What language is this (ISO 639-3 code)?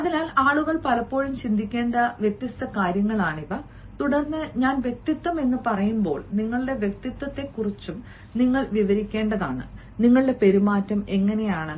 mal